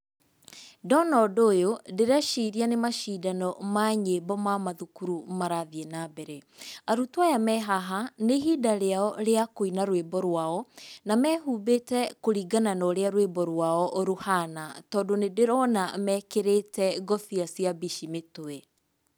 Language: Kikuyu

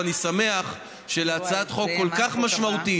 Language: Hebrew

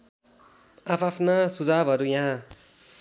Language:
Nepali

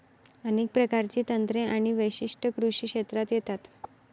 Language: Marathi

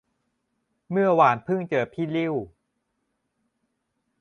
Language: Thai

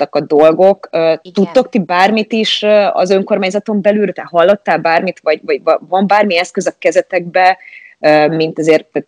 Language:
Hungarian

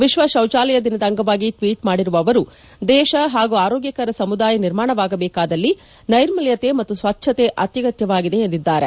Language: Kannada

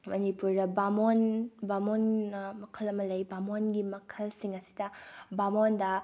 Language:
Manipuri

